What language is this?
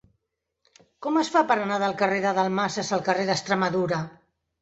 Catalan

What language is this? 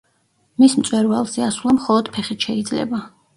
Georgian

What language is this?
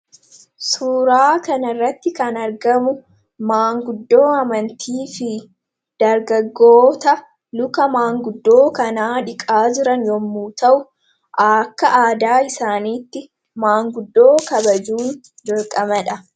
Oromo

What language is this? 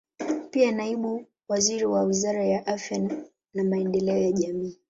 Swahili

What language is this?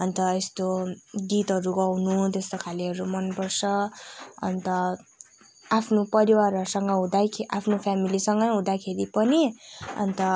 Nepali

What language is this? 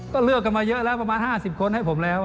Thai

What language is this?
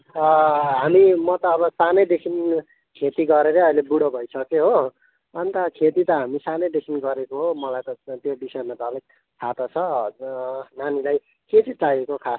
Nepali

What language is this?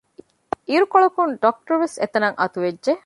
Divehi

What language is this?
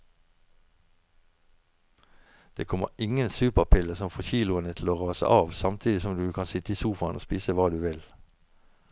Norwegian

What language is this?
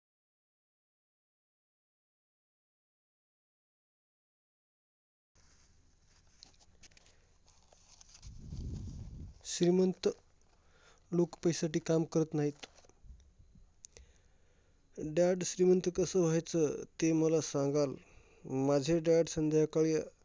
Marathi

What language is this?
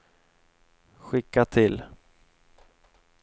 Swedish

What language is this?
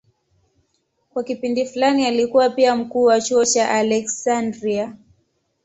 Swahili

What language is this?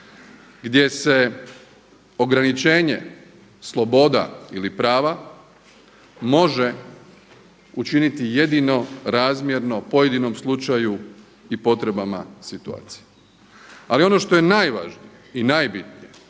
Croatian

